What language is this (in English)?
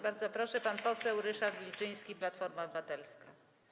Polish